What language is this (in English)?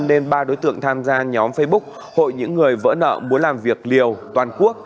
Vietnamese